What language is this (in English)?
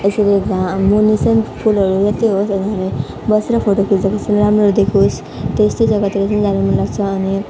Nepali